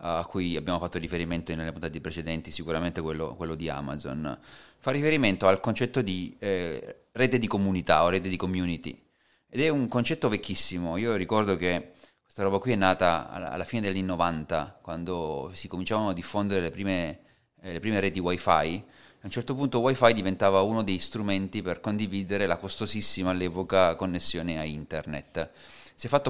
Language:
Italian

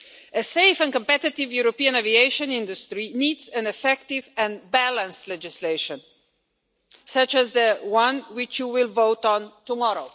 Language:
English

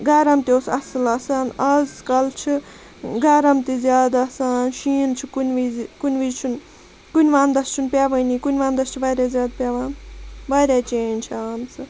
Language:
Kashmiri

